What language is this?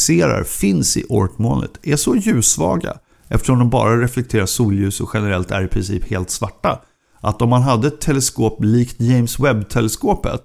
Swedish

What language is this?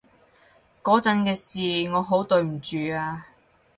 Cantonese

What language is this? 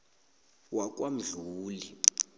South Ndebele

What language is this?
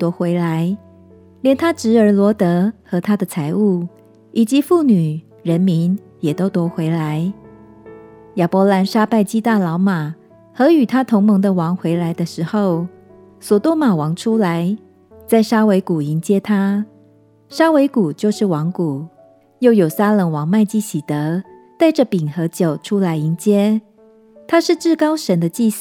Chinese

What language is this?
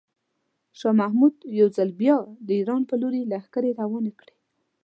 Pashto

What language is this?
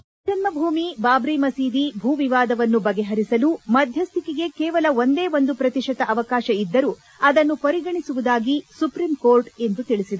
Kannada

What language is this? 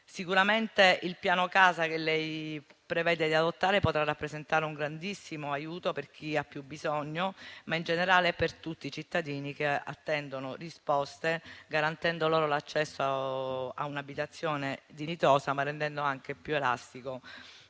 Italian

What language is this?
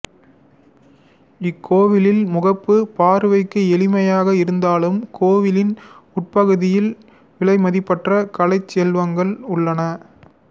Tamil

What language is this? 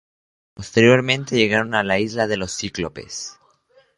Spanish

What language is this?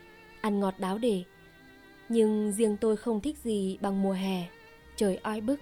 Vietnamese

